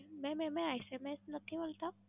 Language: Gujarati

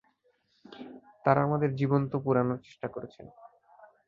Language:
Bangla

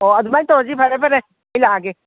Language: Manipuri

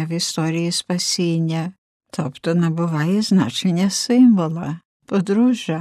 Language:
Ukrainian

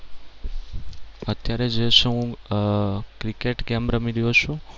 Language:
Gujarati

